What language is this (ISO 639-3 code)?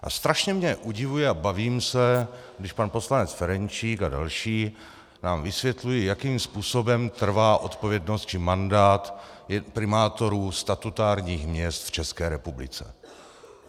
ces